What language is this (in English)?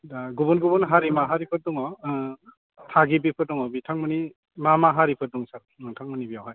Bodo